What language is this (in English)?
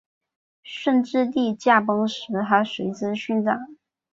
Chinese